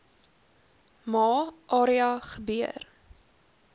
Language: Afrikaans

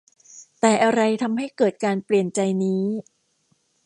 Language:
Thai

